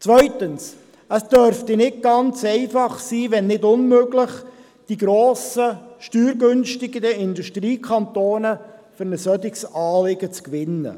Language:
Swiss German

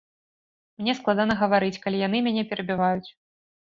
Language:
Belarusian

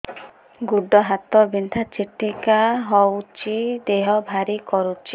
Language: Odia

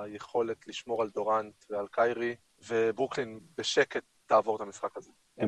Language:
Hebrew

